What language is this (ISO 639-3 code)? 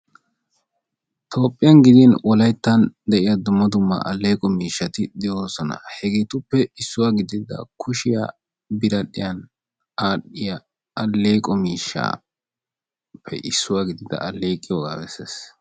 wal